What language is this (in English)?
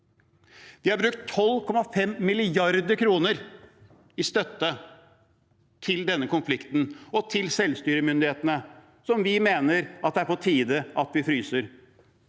Norwegian